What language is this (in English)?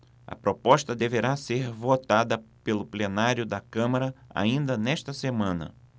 Portuguese